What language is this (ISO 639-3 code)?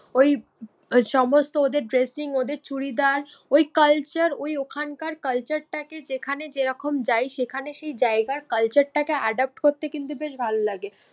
ben